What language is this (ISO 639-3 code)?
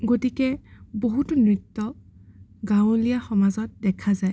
asm